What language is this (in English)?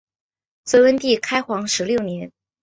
Chinese